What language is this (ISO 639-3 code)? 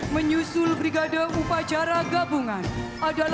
ind